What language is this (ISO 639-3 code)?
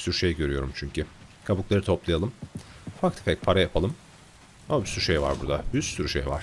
tur